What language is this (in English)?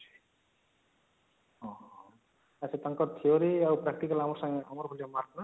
Odia